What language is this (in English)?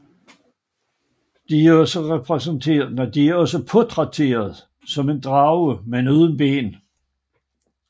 Danish